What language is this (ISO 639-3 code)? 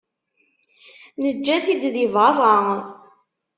kab